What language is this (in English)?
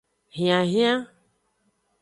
Aja (Benin)